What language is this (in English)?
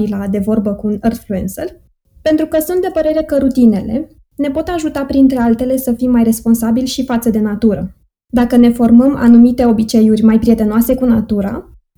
Romanian